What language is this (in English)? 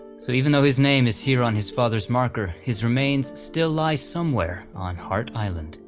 English